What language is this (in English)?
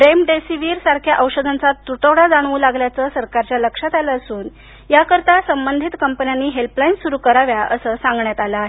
Marathi